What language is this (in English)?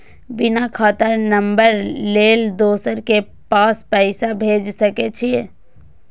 Maithili